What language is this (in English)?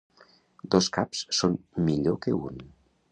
Catalan